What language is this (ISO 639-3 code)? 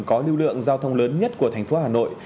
vie